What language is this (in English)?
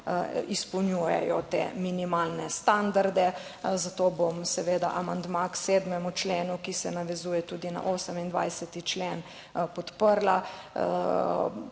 Slovenian